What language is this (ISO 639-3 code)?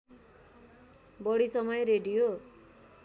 nep